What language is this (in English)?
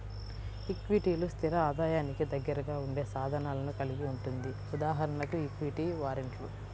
Telugu